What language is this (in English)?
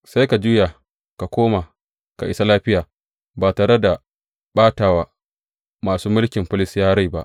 Hausa